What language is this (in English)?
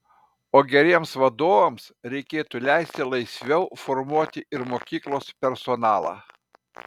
Lithuanian